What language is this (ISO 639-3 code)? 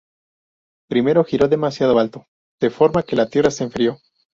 spa